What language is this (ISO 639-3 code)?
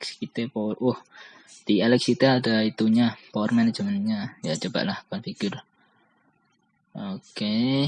ind